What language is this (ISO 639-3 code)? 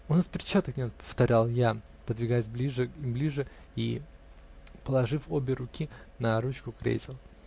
rus